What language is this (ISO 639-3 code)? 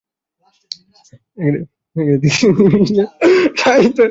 ben